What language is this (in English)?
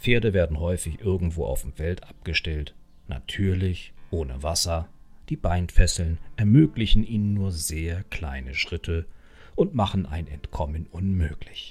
German